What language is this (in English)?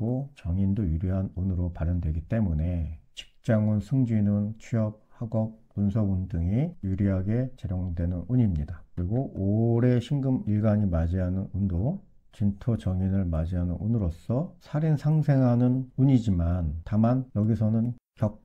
Korean